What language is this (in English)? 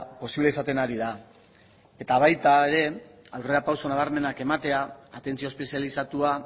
Basque